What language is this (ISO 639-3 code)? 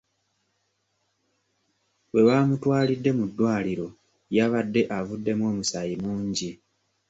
lug